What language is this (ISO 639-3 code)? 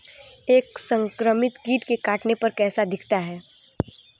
hin